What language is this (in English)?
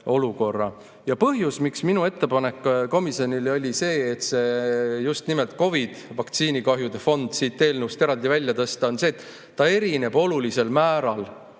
Estonian